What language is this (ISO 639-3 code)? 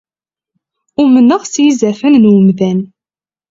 kab